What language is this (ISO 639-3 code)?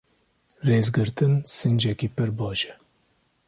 kur